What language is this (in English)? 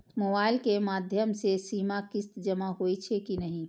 Maithili